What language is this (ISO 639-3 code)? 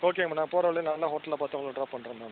tam